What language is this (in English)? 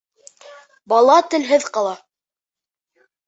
Bashkir